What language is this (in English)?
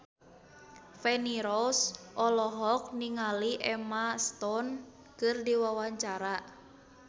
Sundanese